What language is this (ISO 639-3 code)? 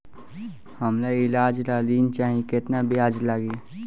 bho